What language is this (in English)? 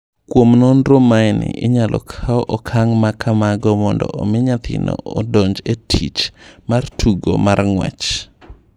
Luo (Kenya and Tanzania)